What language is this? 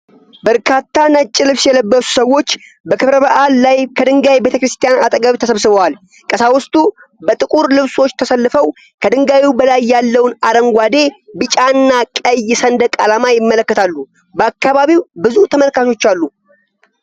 Amharic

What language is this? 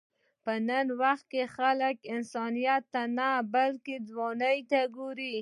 Pashto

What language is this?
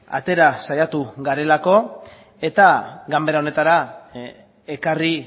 Basque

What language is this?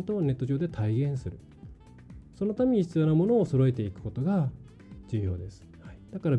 Japanese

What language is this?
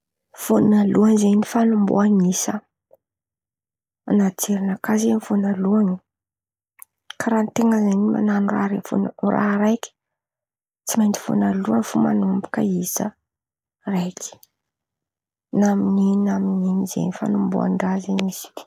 Antankarana Malagasy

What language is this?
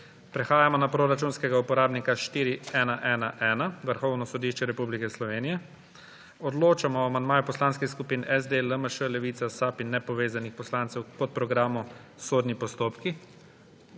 Slovenian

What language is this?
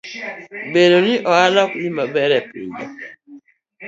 Luo (Kenya and Tanzania)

